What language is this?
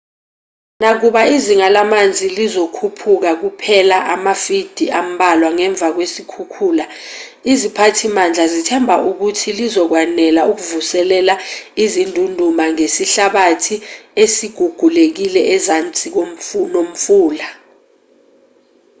Zulu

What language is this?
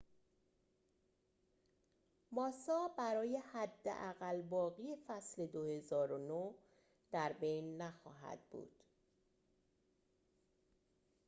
Persian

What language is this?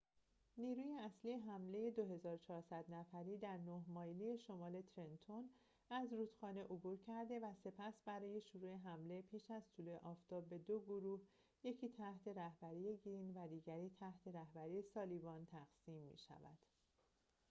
Persian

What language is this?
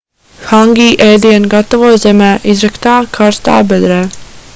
Latvian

